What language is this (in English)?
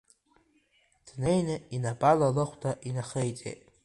Abkhazian